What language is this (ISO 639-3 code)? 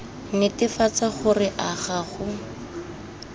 tsn